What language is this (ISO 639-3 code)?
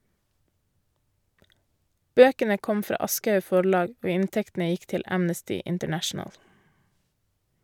nor